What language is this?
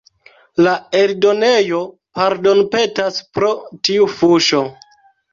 Esperanto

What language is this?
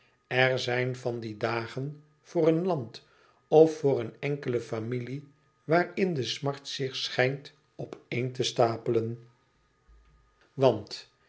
Dutch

